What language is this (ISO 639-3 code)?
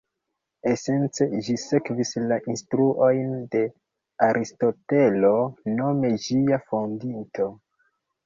epo